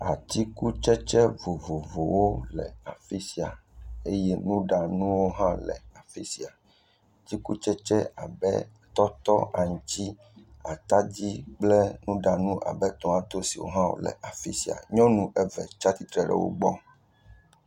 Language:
Ewe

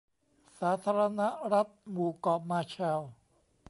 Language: Thai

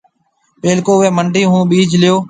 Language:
Marwari (Pakistan)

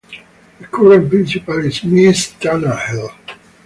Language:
English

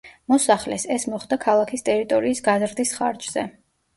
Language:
Georgian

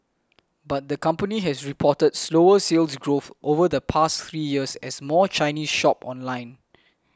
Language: English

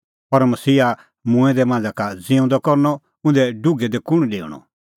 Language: Kullu Pahari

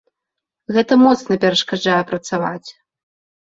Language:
Belarusian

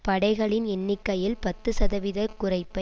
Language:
Tamil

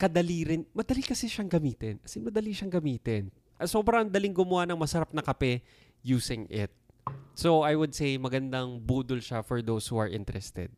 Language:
Filipino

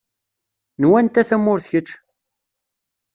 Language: Kabyle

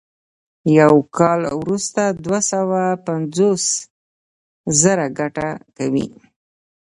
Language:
Pashto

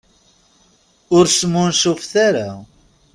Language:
Kabyle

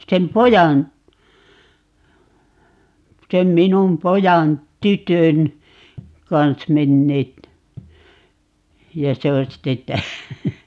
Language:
Finnish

